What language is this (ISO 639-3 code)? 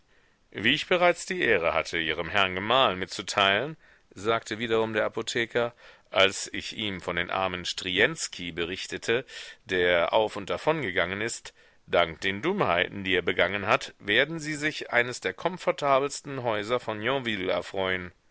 deu